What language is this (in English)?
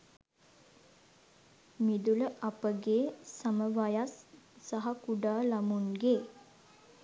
Sinhala